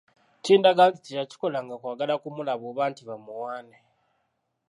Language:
Ganda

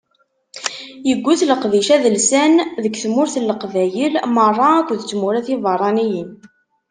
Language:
Kabyle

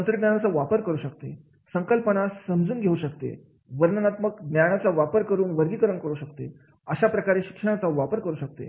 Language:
Marathi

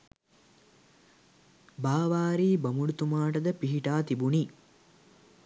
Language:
Sinhala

